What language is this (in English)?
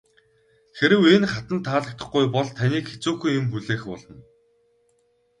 Mongolian